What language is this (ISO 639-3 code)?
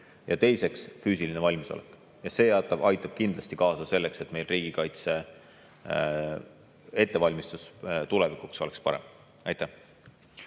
est